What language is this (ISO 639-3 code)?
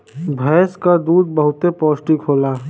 bho